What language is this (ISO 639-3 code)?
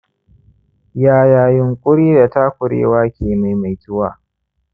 hau